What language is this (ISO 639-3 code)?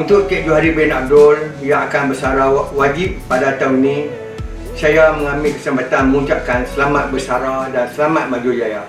msa